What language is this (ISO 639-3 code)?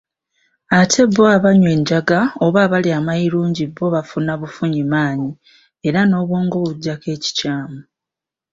lug